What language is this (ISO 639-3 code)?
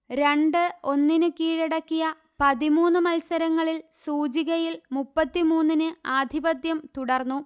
mal